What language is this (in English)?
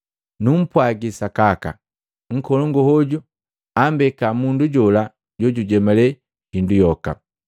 Matengo